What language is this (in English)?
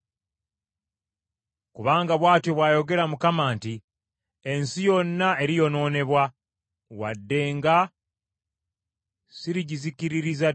Ganda